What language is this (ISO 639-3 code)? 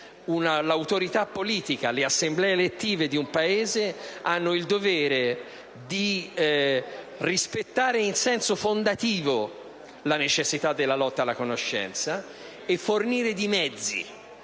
ita